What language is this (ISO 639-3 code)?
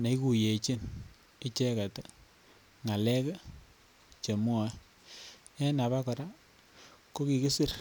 kln